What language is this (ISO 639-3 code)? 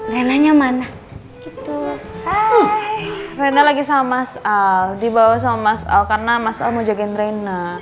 ind